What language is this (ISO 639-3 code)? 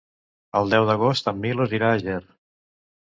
cat